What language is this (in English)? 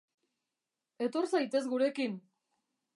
Basque